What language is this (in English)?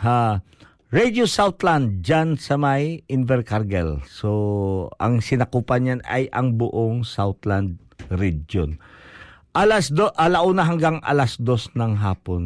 Filipino